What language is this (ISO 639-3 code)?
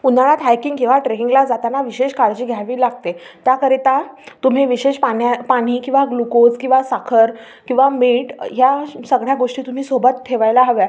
mar